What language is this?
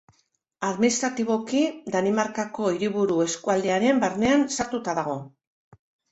Basque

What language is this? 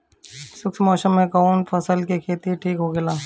Bhojpuri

